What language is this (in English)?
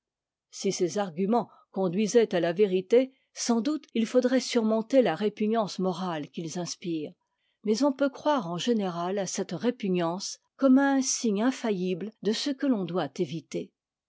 French